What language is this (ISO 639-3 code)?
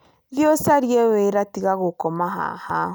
kik